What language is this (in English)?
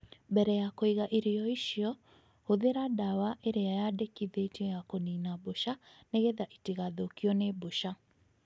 Kikuyu